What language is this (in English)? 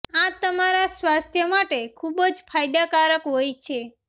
Gujarati